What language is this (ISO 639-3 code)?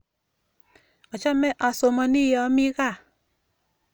kln